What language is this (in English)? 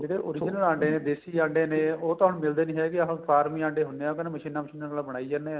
Punjabi